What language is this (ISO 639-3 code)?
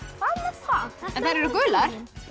isl